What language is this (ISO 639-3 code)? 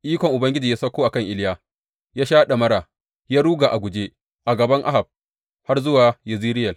hau